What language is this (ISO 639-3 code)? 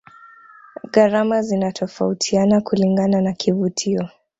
swa